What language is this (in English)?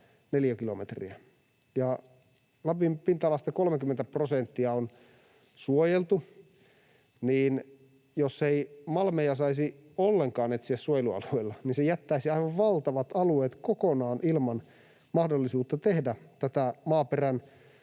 Finnish